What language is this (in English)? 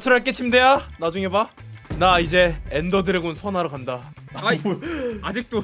Korean